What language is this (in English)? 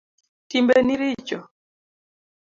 Luo (Kenya and Tanzania)